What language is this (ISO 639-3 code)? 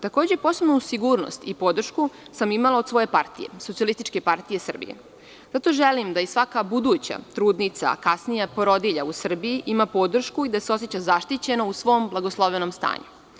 srp